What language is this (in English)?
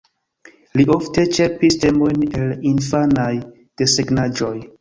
Esperanto